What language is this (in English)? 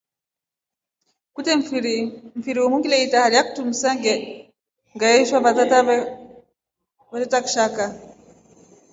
Rombo